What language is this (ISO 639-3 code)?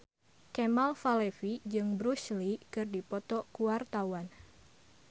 sun